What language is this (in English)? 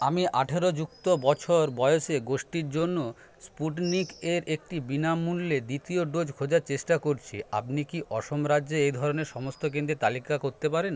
Bangla